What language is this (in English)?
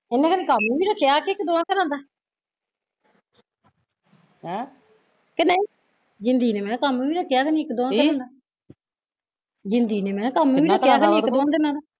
Punjabi